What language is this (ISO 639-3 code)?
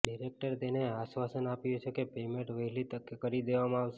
guj